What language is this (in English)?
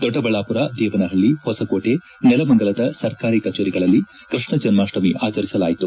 Kannada